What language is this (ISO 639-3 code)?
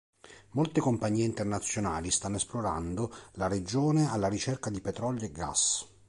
ita